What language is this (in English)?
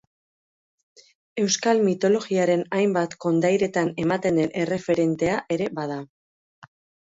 Basque